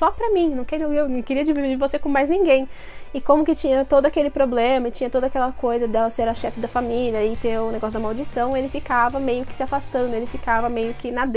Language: Portuguese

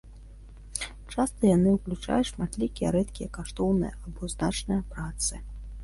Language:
Belarusian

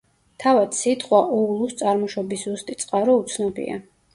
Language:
Georgian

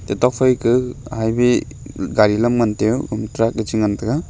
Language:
Wancho Naga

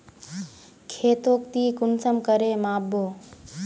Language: Magahi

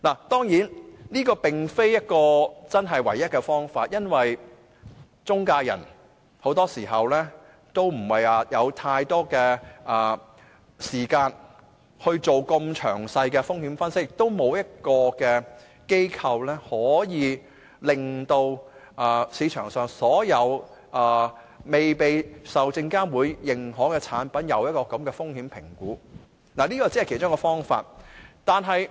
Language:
Cantonese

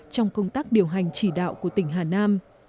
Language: Vietnamese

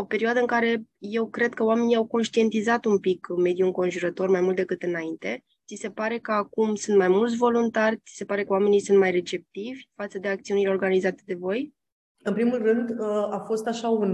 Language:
Romanian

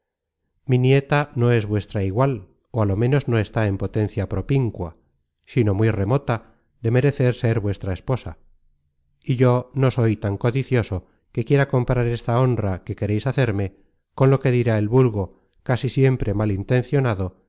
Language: Spanish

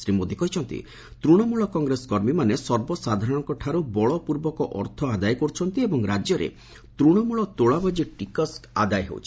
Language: Odia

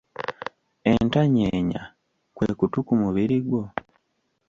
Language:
Ganda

